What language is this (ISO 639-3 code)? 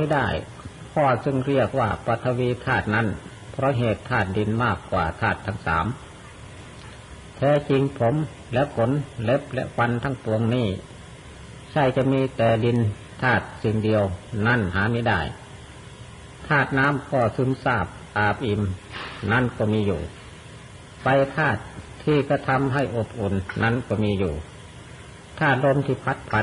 tha